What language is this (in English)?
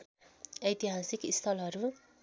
Nepali